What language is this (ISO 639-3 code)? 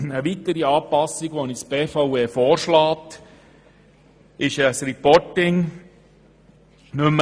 gsw